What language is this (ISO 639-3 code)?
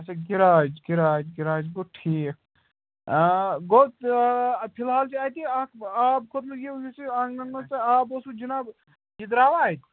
kas